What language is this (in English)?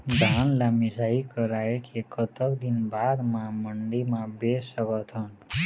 Chhattisgarhi